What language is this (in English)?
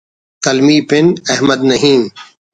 Brahui